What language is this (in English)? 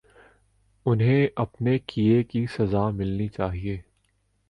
Urdu